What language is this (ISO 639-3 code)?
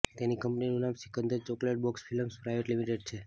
guj